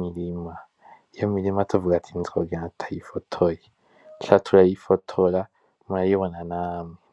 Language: Rundi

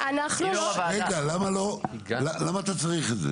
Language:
Hebrew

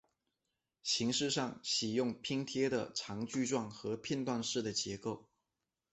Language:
Chinese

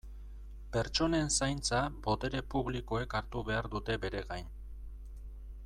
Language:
Basque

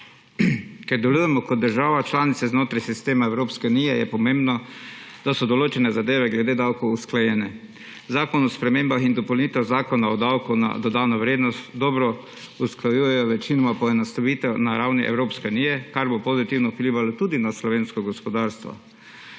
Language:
Slovenian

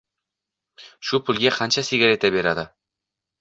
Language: Uzbek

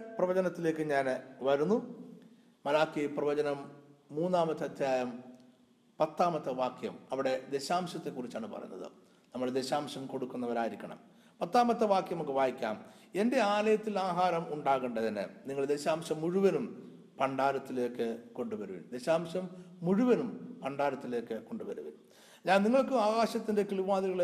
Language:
Malayalam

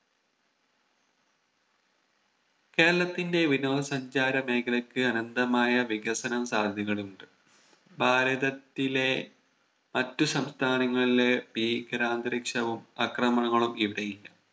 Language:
Malayalam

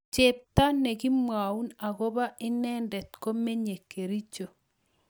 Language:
Kalenjin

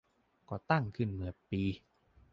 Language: Thai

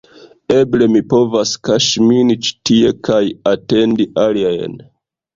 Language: Esperanto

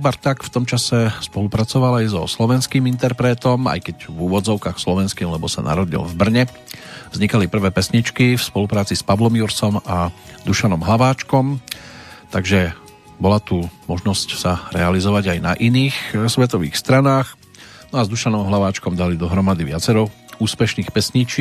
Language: Slovak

